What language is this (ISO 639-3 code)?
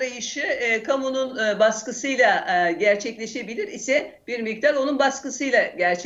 tur